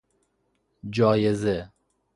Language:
Persian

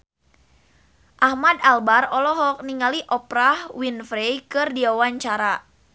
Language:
Sundanese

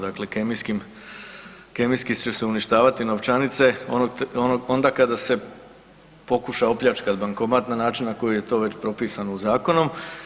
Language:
Croatian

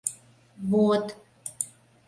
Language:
Mari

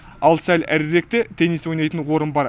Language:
Kazakh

